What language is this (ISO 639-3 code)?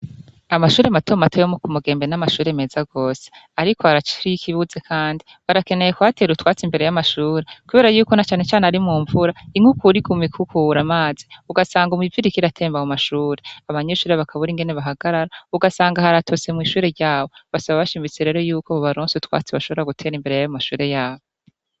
run